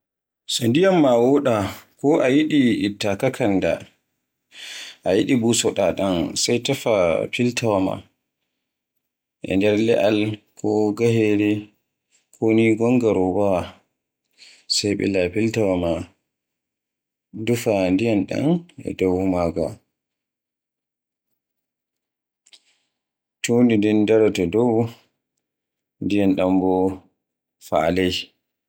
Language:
Borgu Fulfulde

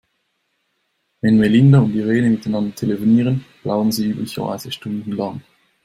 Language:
German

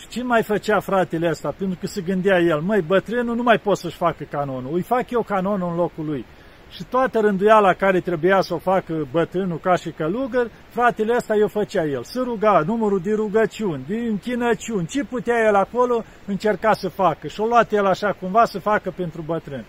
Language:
Romanian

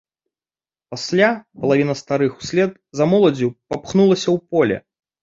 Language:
Belarusian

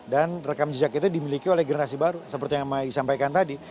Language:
Indonesian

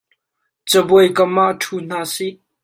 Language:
Hakha Chin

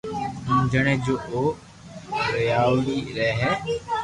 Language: Loarki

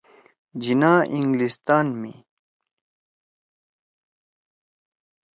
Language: Torwali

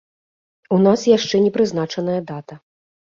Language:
Belarusian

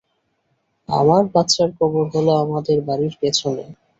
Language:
Bangla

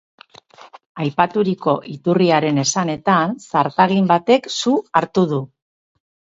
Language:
Basque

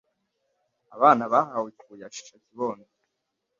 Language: Kinyarwanda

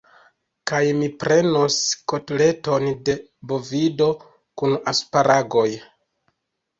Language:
Esperanto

